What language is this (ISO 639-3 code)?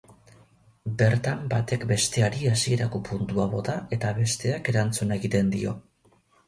eus